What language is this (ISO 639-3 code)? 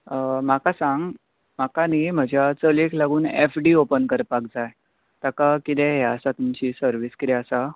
kok